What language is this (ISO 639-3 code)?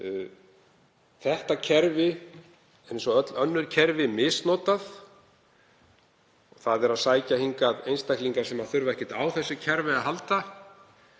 isl